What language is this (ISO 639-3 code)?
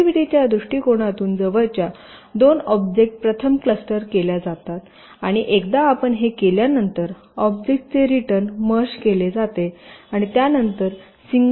mar